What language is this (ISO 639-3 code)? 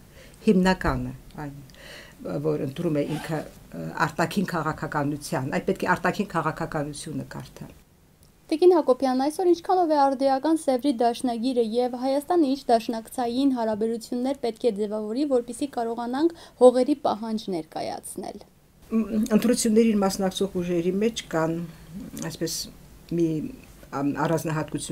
tur